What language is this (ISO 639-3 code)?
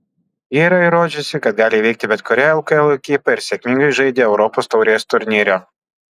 lit